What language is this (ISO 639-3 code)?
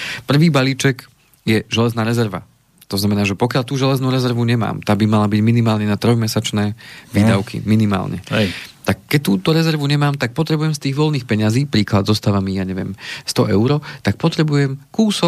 slk